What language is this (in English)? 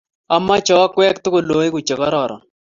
Kalenjin